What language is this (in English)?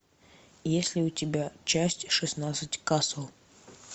Russian